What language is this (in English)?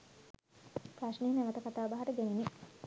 Sinhala